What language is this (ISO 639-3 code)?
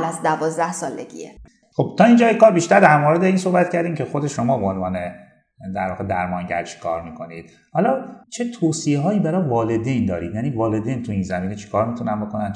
fas